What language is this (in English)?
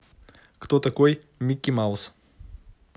Russian